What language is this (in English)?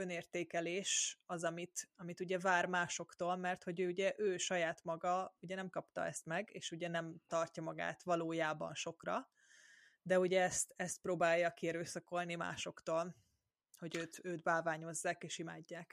Hungarian